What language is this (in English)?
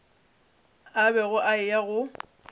Northern Sotho